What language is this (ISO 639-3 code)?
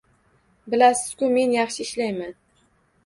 uzb